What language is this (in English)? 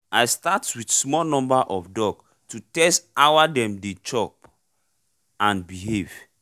Nigerian Pidgin